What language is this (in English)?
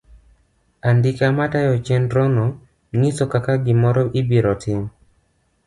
Luo (Kenya and Tanzania)